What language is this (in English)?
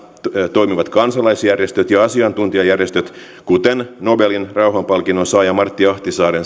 Finnish